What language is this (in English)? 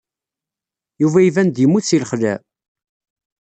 Kabyle